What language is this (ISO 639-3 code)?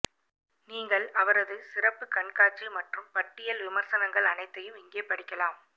tam